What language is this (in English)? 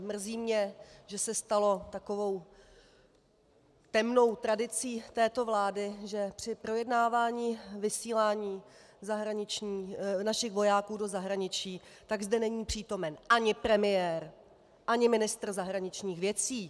Czech